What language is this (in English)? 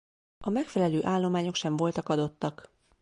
Hungarian